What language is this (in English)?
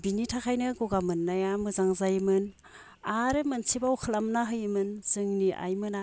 Bodo